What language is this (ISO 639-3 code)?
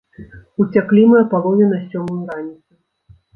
bel